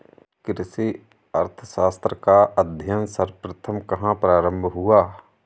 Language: Hindi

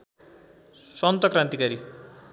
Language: Nepali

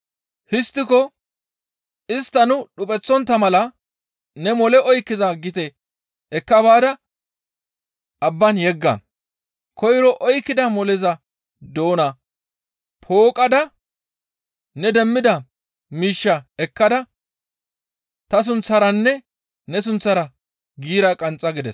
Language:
Gamo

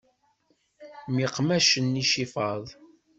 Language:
Kabyle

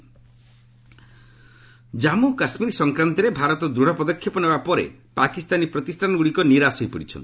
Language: Odia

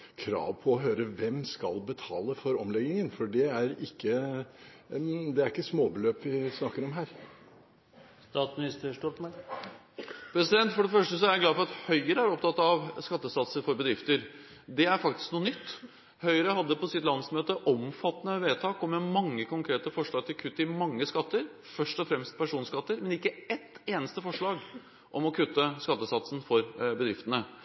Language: Norwegian Bokmål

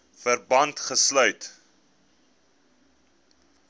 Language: Afrikaans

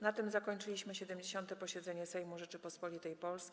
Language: Polish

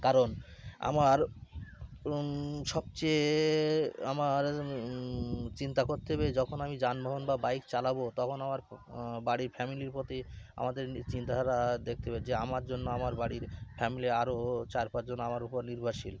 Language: Bangla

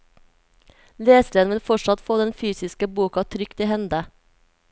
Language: Norwegian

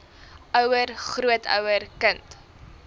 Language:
Afrikaans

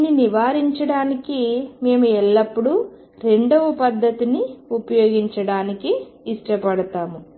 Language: Telugu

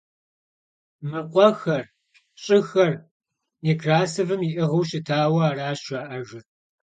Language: Kabardian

